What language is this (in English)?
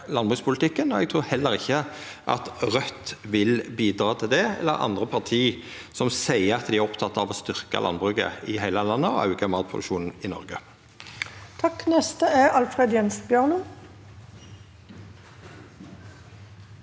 Norwegian